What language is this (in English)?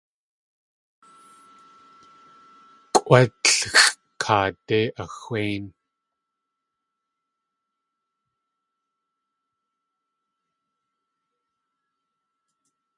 Tlingit